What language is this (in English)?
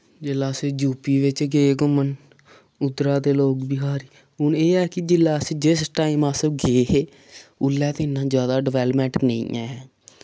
Dogri